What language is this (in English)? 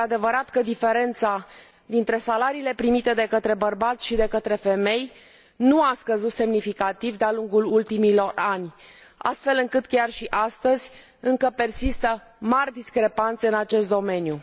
Romanian